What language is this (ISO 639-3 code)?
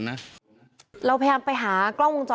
tha